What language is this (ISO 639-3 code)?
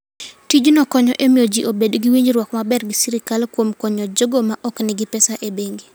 luo